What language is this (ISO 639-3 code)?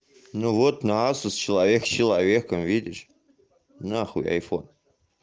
rus